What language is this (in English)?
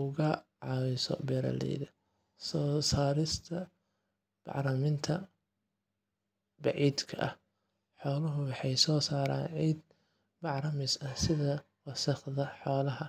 Somali